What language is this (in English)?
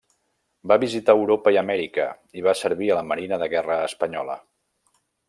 Catalan